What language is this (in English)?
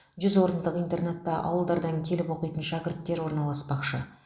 Kazakh